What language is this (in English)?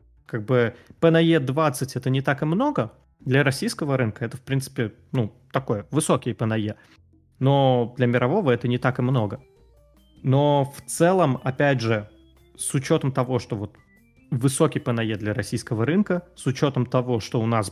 Russian